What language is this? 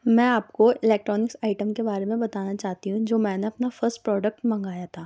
Urdu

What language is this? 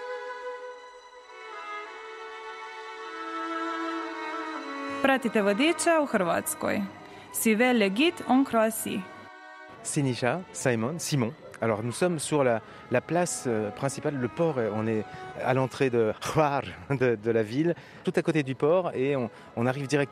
French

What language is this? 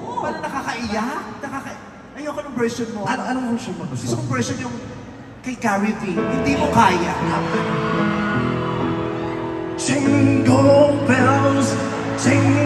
Filipino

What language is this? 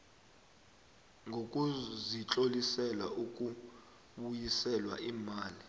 South Ndebele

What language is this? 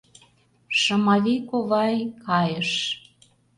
Mari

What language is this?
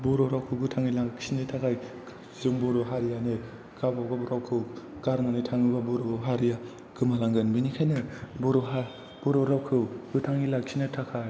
Bodo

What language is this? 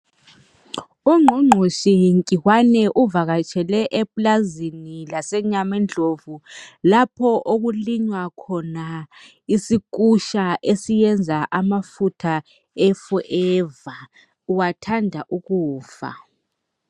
North Ndebele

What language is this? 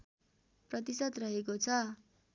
Nepali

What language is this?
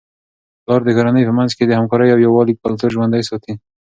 Pashto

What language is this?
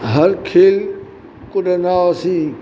Sindhi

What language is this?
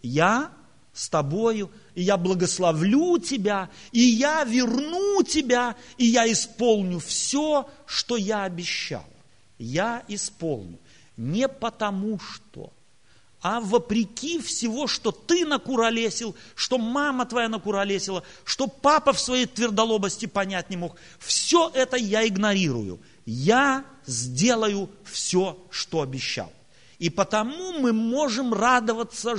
Russian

